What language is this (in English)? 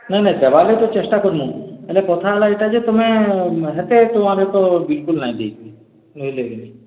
Odia